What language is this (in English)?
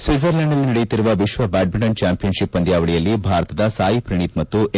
Kannada